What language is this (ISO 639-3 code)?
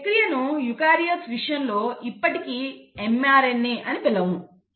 tel